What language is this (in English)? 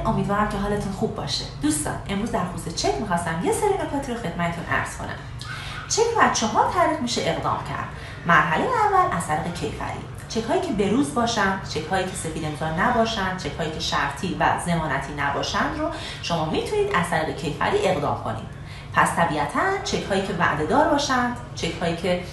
Persian